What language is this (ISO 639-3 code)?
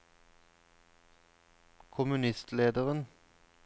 nor